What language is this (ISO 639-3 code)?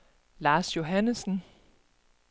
dan